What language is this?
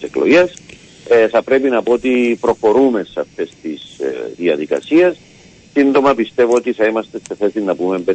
Greek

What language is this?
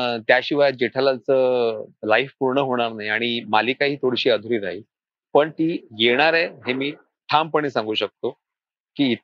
Marathi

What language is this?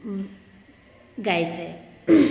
Assamese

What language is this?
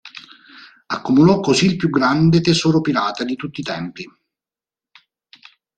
Italian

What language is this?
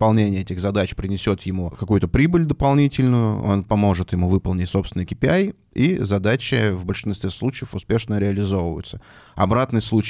Russian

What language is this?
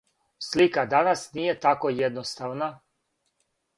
Serbian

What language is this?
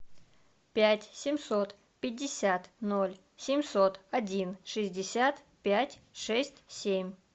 Russian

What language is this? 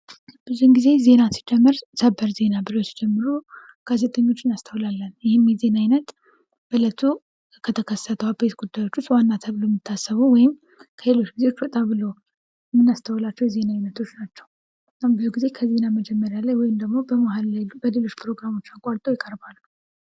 Amharic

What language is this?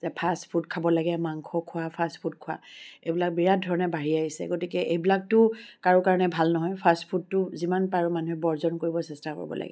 Assamese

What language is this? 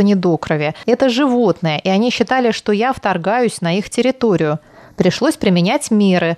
Russian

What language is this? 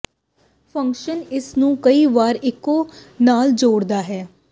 Punjabi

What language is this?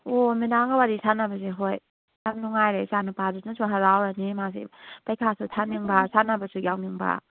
Manipuri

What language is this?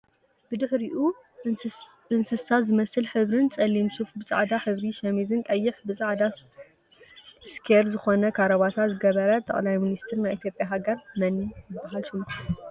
Tigrinya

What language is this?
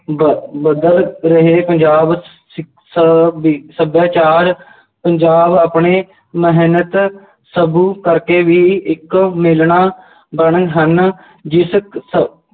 Punjabi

